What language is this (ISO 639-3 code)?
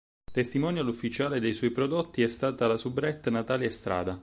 ita